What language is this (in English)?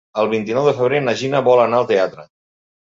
Catalan